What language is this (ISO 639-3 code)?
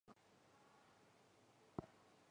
zho